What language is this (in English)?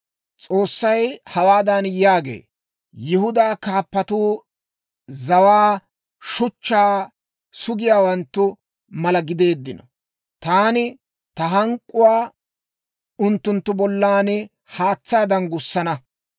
Dawro